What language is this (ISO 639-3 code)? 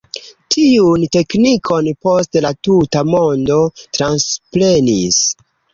epo